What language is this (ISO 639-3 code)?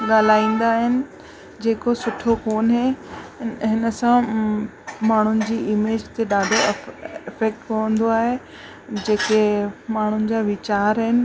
snd